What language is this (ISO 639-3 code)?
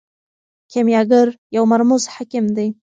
pus